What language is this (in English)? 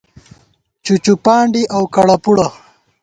Gawar-Bati